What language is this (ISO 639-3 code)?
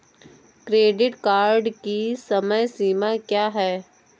hin